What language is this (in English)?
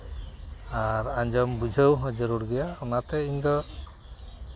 Santali